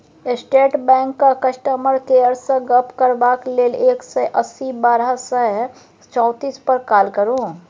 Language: Maithili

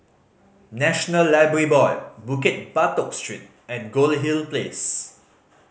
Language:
English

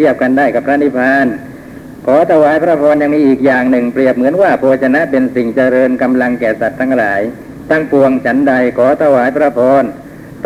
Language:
Thai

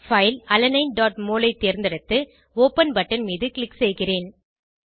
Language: Tamil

